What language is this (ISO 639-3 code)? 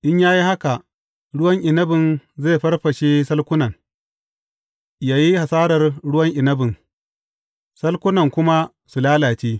hau